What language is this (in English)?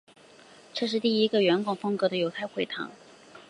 Chinese